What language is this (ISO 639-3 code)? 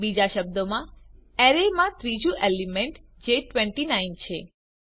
guj